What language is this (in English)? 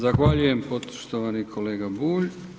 Croatian